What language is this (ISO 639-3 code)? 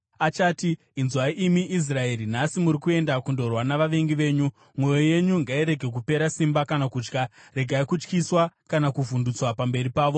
sna